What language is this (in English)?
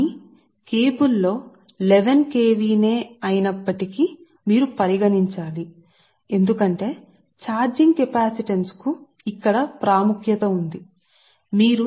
Telugu